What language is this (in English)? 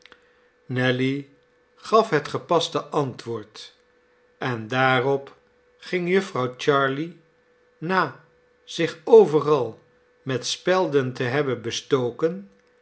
Dutch